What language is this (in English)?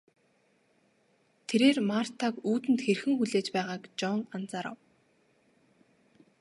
Mongolian